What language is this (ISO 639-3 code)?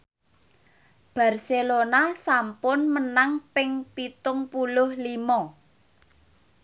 jav